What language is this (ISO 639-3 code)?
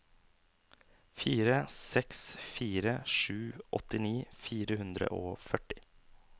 nor